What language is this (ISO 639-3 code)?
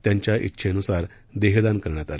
mar